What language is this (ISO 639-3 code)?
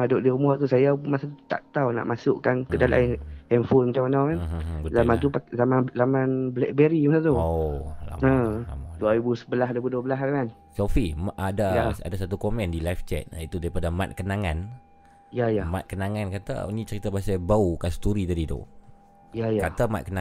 msa